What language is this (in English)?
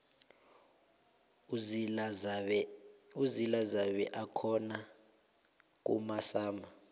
South Ndebele